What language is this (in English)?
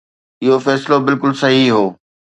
Sindhi